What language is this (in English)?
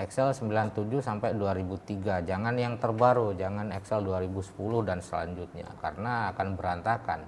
Indonesian